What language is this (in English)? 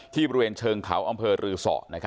Thai